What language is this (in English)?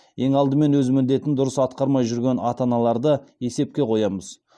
Kazakh